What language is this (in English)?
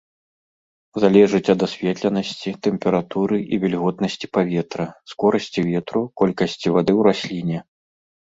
Belarusian